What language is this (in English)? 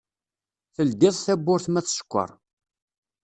Kabyle